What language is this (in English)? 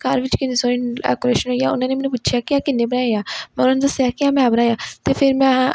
Punjabi